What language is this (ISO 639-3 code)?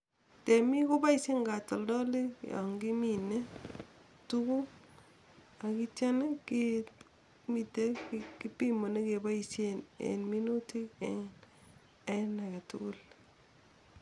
kln